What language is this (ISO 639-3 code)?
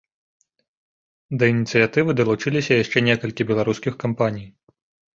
bel